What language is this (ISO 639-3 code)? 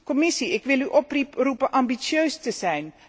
nld